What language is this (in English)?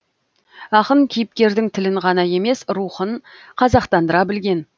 Kazakh